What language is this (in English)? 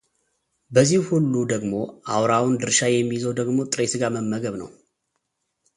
Amharic